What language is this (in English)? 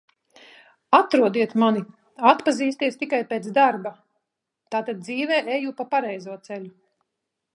Latvian